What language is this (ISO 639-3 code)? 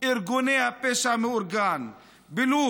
heb